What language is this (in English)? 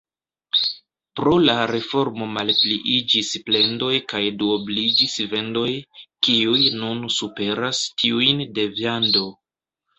Esperanto